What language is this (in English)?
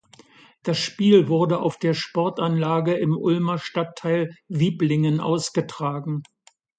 German